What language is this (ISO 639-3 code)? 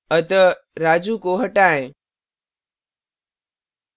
hin